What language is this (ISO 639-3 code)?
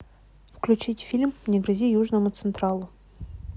rus